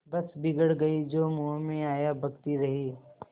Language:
Hindi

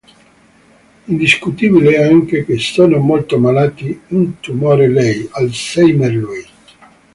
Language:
Italian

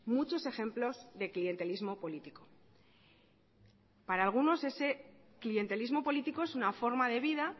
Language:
Spanish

